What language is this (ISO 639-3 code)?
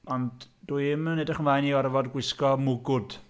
cym